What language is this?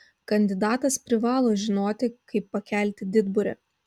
Lithuanian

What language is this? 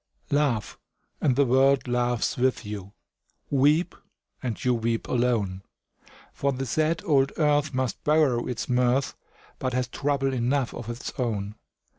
English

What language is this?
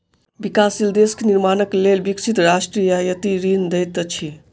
Maithili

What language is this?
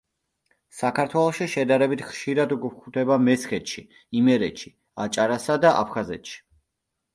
Georgian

